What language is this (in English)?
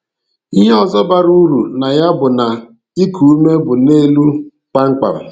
Igbo